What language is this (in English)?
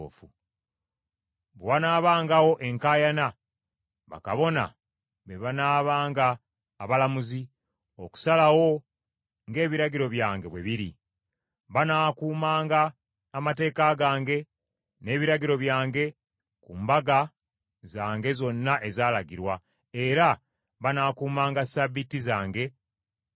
Ganda